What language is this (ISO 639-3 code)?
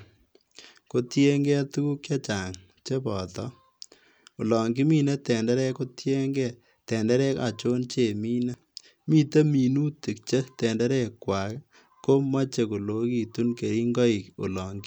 kln